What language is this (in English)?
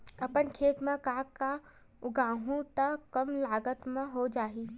Chhattisgarhi